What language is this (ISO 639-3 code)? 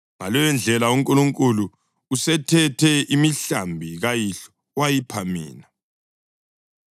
nde